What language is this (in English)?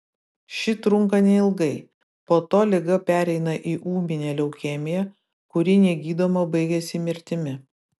Lithuanian